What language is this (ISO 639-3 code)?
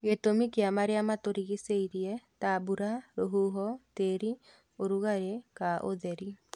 kik